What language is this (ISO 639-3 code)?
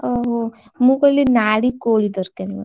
ori